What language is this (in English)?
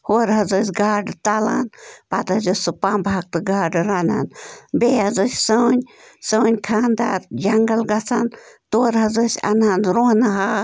Kashmiri